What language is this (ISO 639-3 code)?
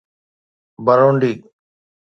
snd